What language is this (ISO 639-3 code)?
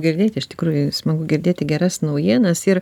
lit